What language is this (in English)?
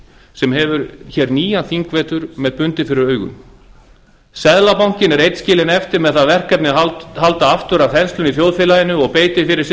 Icelandic